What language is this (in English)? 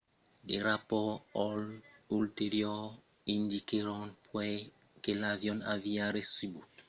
Occitan